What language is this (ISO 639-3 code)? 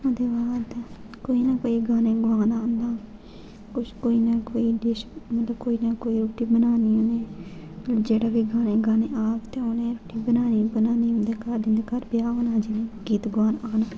doi